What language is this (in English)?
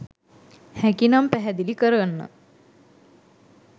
Sinhala